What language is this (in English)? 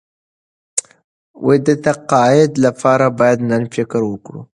Pashto